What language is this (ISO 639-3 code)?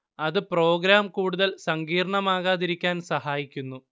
mal